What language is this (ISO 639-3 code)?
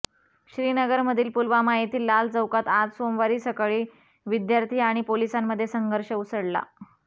mar